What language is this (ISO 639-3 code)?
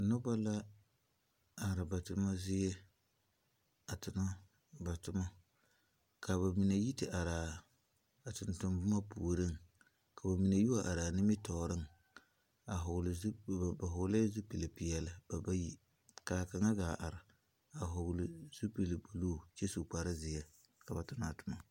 dga